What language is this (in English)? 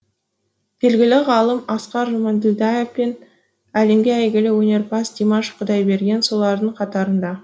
Kazakh